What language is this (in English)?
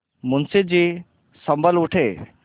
Hindi